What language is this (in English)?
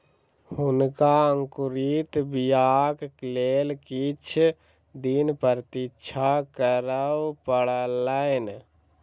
Maithili